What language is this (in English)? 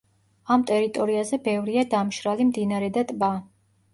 Georgian